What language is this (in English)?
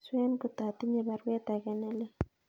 Kalenjin